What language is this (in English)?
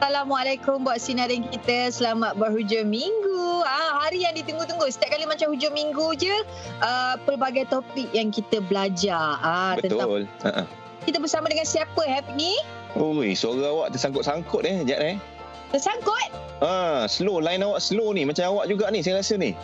Malay